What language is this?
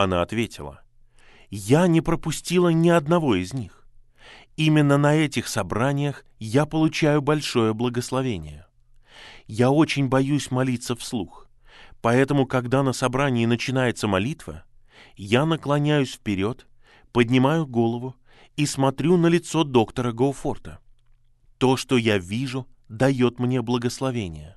Russian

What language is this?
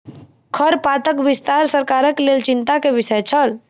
Maithili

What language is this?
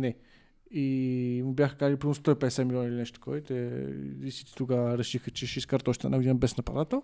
Bulgarian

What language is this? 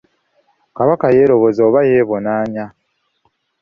Ganda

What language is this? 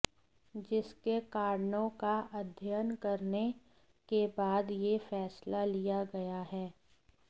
Hindi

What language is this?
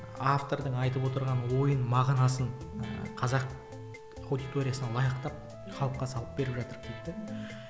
Kazakh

